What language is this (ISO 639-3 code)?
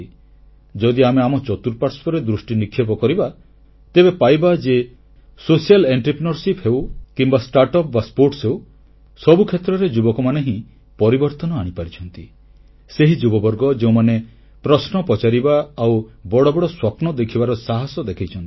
ori